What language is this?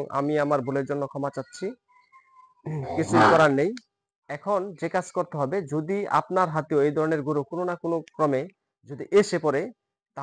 Bangla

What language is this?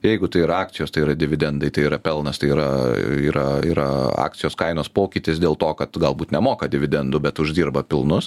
Lithuanian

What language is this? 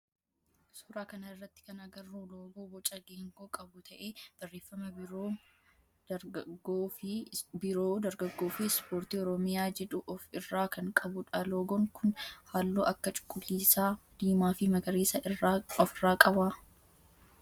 Oromo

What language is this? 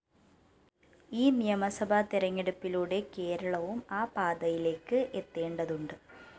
Malayalam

